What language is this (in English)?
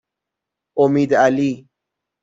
Persian